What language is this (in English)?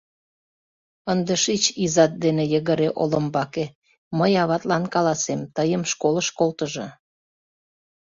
Mari